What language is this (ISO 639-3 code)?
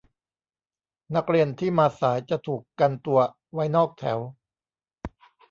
tha